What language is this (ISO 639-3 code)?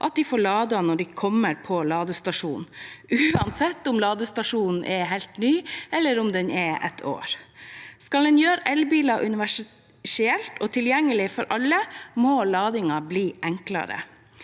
nor